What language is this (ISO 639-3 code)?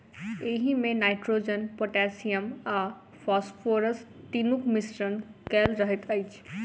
mai